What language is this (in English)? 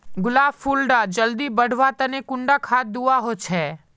Magahi